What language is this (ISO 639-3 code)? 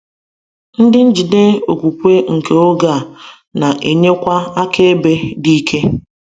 ibo